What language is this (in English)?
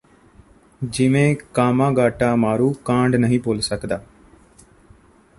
Punjabi